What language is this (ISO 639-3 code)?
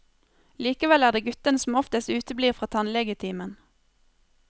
nor